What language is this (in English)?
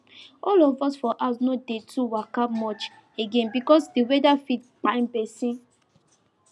Nigerian Pidgin